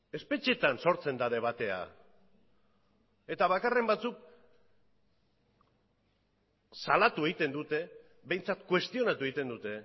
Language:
Basque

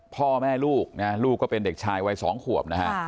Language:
Thai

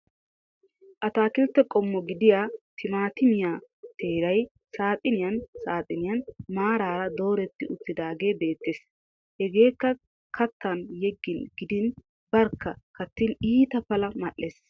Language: Wolaytta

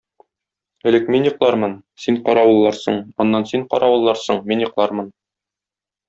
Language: Tatar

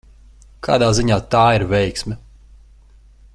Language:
Latvian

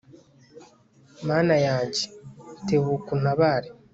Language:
Kinyarwanda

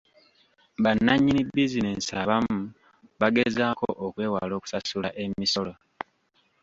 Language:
Ganda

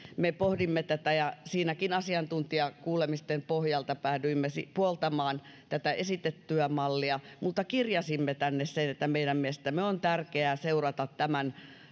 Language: Finnish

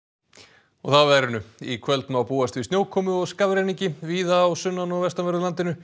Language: Icelandic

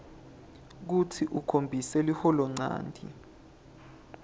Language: Swati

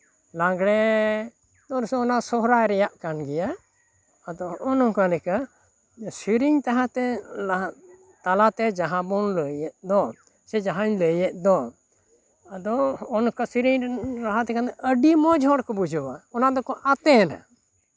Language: Santali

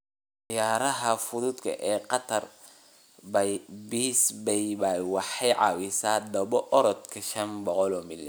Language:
Somali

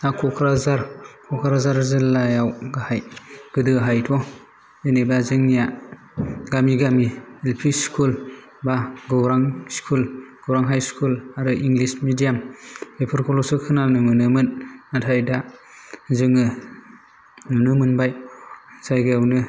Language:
Bodo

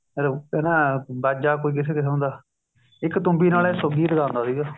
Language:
Punjabi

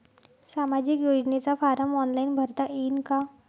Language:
Marathi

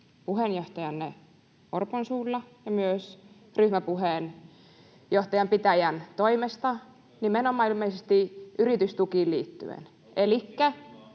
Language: Finnish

